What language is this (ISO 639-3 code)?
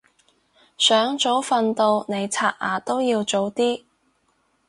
yue